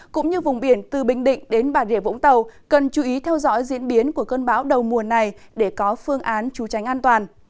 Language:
Vietnamese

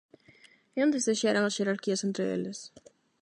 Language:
Galician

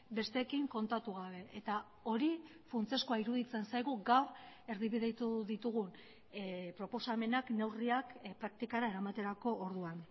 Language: Basque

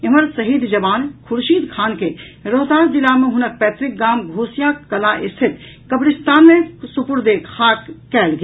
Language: Maithili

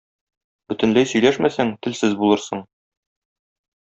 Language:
Tatar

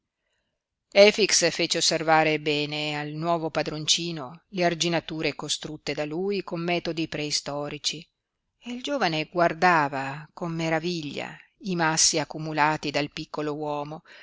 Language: Italian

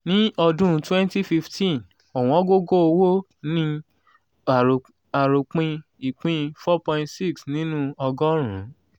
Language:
Yoruba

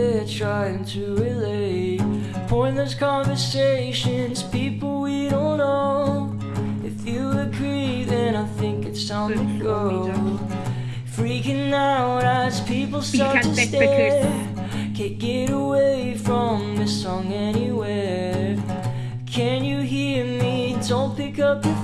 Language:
Turkish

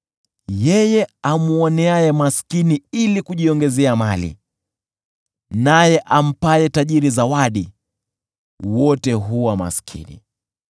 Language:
Swahili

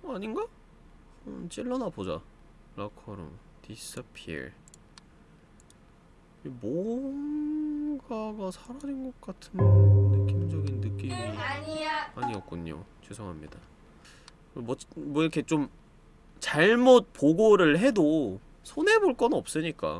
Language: Korean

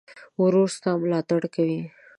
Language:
Pashto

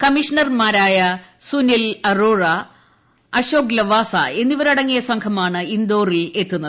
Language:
Malayalam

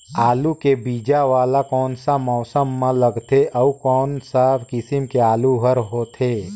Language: Chhattisgarhi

